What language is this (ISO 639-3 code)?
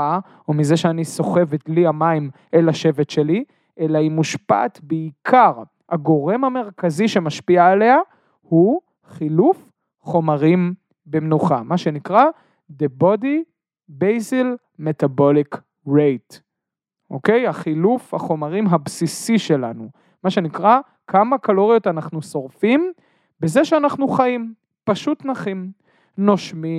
heb